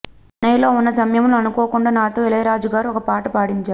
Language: Telugu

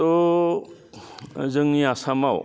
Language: Bodo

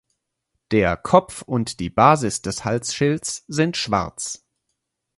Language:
German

